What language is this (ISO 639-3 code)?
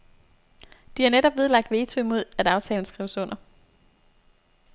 dan